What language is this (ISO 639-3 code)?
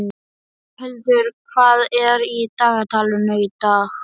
isl